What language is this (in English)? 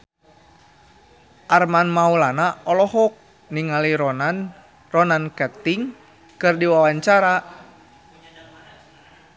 Sundanese